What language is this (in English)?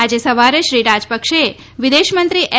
Gujarati